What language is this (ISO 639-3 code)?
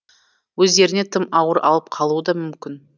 kaz